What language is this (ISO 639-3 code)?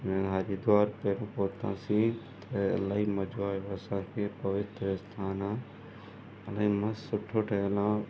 snd